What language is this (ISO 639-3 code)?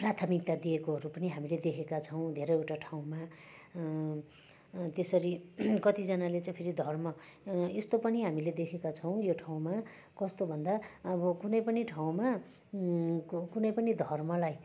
nep